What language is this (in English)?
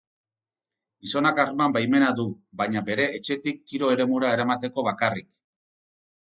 Basque